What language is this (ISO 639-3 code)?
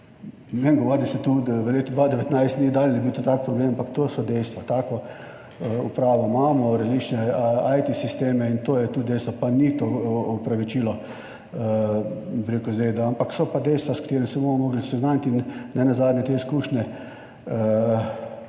slv